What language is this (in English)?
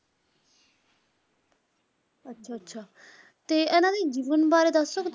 Punjabi